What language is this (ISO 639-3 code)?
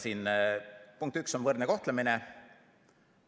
est